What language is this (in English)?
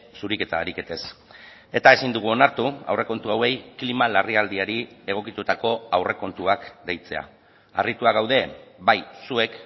Basque